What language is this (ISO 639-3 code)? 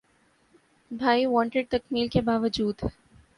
urd